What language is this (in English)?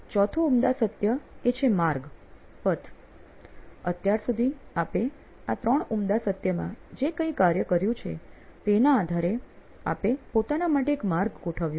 Gujarati